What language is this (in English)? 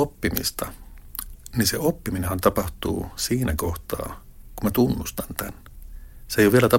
Finnish